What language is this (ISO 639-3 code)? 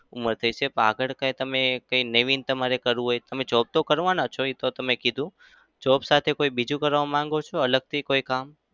guj